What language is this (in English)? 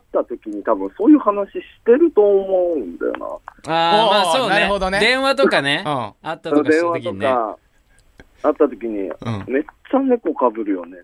Japanese